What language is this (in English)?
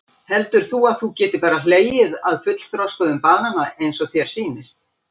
Icelandic